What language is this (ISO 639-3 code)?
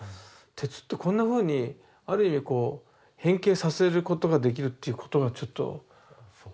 jpn